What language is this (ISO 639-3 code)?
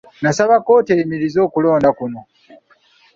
lug